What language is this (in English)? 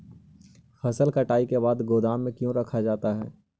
Magahi